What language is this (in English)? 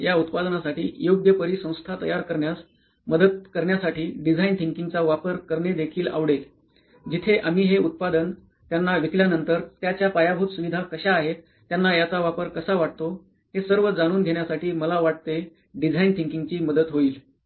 Marathi